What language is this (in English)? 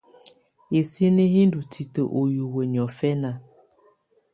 Tunen